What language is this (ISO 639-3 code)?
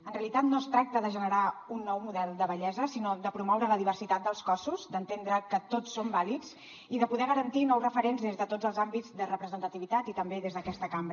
cat